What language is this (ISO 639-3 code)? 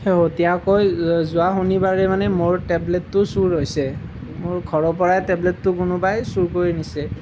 asm